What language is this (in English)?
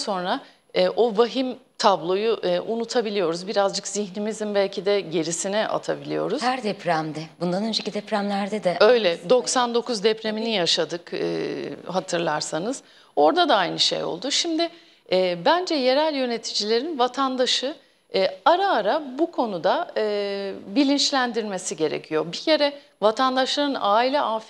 Turkish